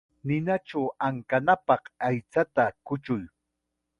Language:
Chiquián Ancash Quechua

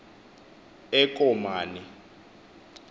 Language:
Xhosa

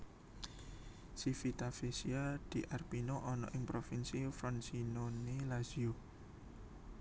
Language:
Javanese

